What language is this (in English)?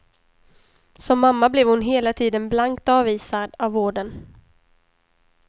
Swedish